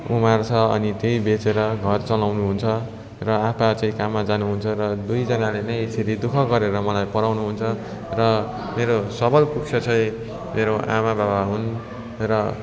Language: Nepali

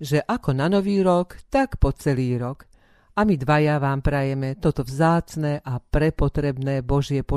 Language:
Slovak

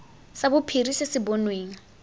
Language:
Tswana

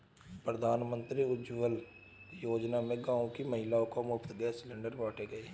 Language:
Hindi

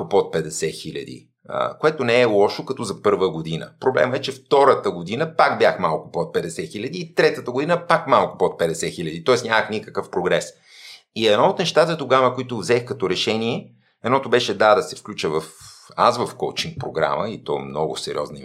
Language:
Bulgarian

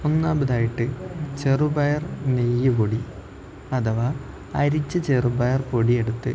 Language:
Malayalam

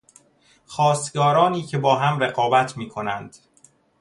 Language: Persian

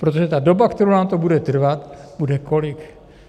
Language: Czech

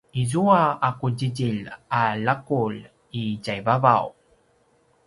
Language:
Paiwan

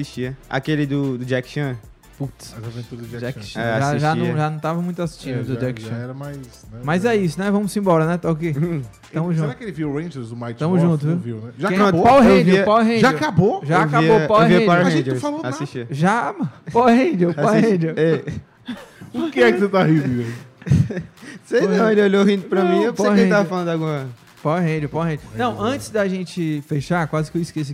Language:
Portuguese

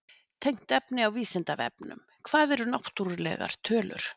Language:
Icelandic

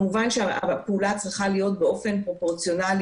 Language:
Hebrew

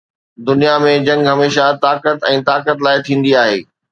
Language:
Sindhi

